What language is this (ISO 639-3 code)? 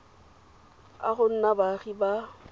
tsn